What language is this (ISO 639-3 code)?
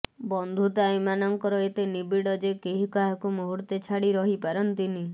ori